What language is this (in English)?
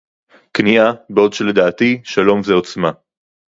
Hebrew